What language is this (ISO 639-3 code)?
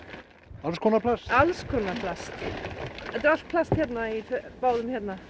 isl